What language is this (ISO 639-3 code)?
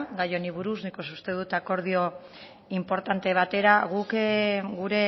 eus